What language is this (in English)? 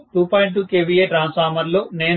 Telugu